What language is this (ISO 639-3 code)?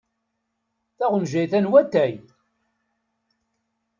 kab